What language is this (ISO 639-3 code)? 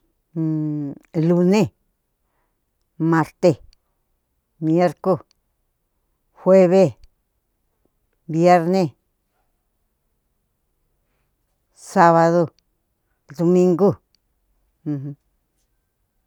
xtu